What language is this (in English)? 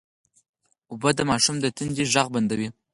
Pashto